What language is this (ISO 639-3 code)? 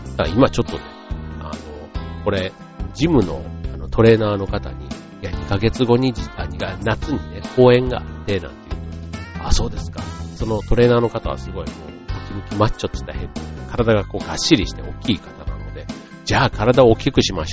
jpn